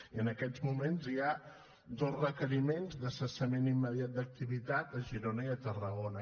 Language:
Catalan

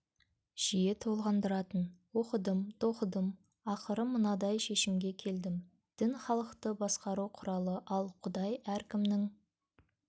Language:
Kazakh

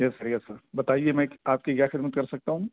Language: Urdu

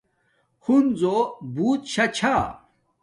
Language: Domaaki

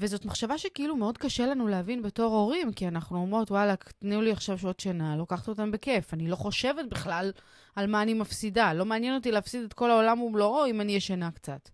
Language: Hebrew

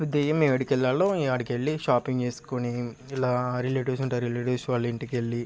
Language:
Telugu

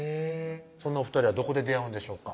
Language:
Japanese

